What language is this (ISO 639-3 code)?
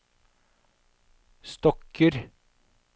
nor